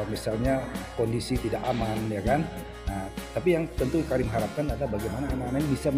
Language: Indonesian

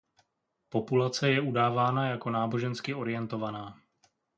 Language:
Czech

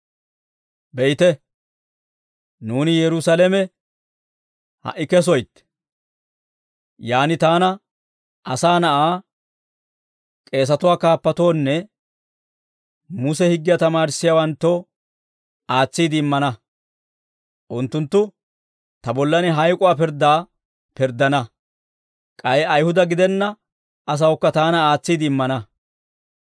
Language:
Dawro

